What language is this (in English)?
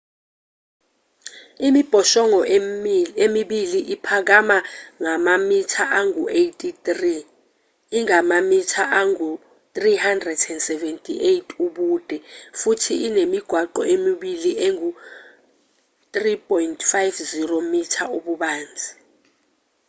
Zulu